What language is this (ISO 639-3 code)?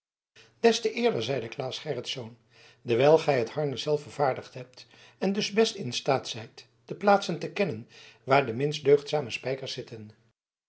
nld